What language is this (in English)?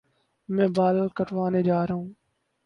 Urdu